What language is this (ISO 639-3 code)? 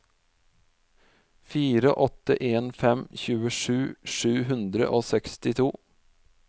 nor